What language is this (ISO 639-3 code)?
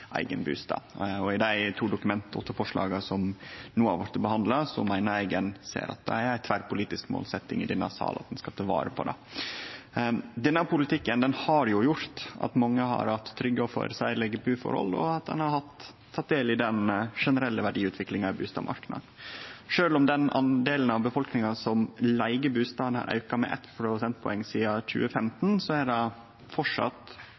nno